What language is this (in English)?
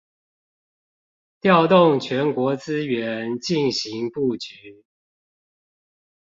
Chinese